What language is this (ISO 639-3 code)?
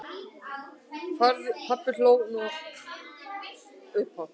isl